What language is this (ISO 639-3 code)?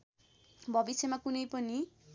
nep